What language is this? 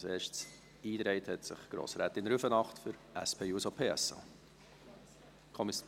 Swiss German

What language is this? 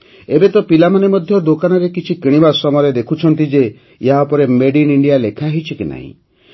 Odia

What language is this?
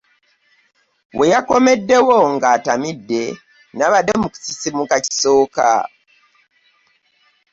Ganda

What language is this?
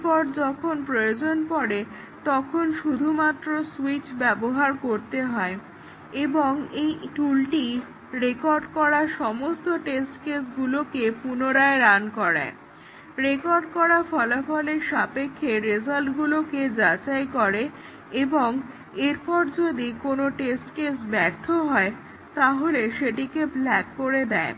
Bangla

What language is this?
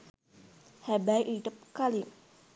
Sinhala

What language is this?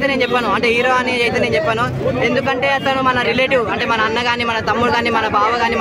Telugu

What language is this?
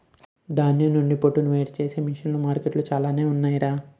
Telugu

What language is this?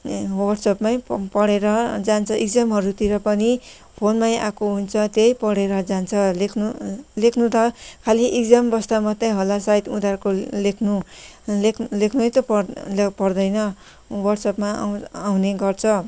Nepali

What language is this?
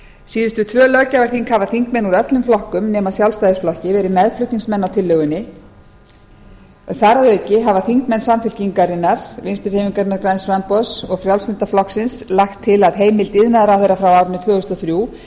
Icelandic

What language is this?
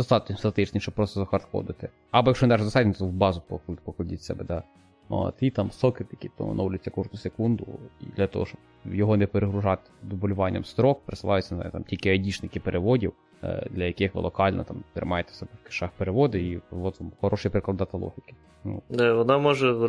Ukrainian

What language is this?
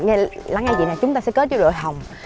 Vietnamese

